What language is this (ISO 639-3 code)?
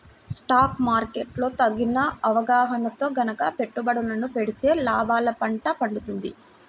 tel